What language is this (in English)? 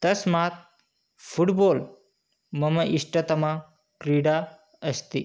Sanskrit